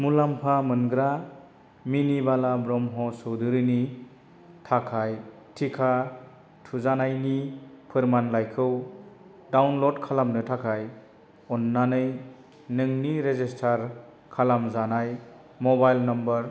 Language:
Bodo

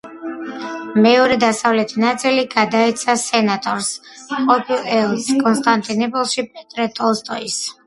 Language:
Georgian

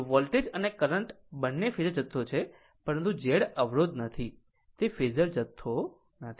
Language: Gujarati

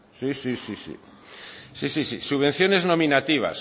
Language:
Spanish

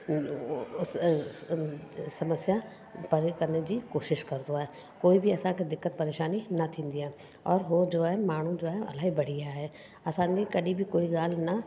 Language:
Sindhi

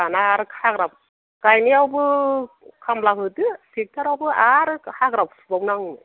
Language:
Bodo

